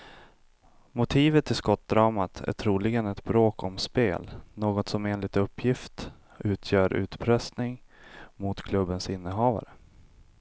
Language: Swedish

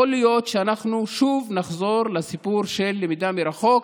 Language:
Hebrew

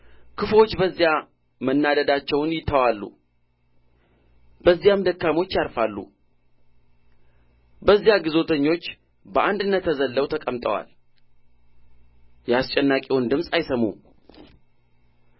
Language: Amharic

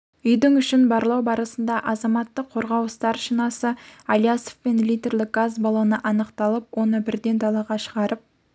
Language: Kazakh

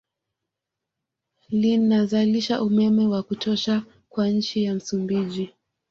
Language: Swahili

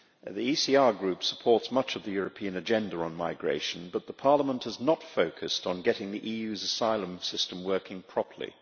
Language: English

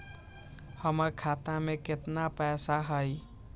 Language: Magahi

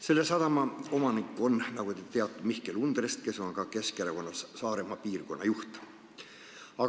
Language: Estonian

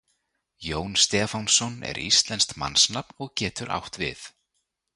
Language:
Icelandic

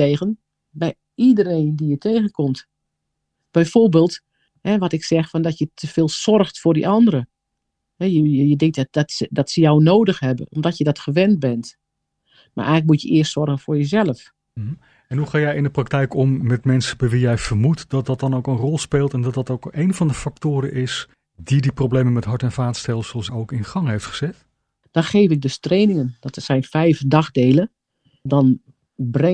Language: Dutch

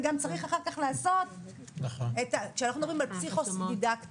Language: Hebrew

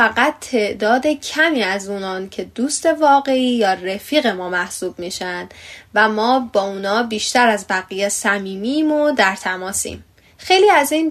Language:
Persian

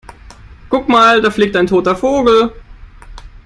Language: German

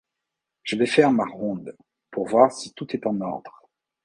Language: French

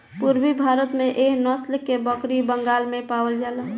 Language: Bhojpuri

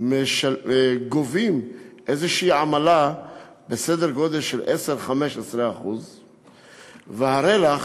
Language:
Hebrew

